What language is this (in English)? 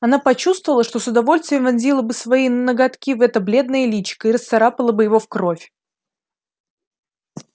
Russian